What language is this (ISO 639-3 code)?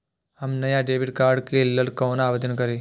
mai